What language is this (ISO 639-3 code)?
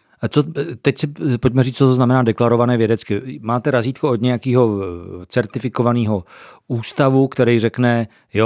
ces